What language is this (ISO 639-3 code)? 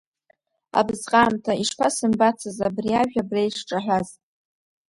abk